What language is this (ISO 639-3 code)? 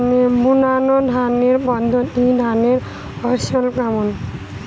ben